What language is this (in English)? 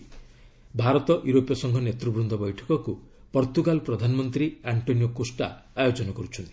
Odia